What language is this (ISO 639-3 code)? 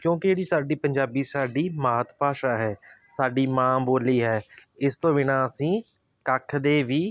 pan